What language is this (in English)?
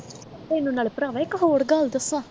Punjabi